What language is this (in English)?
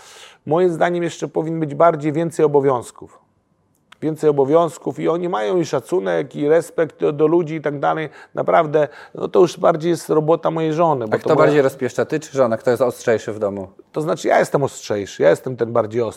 Polish